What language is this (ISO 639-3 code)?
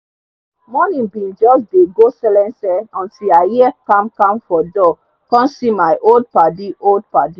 pcm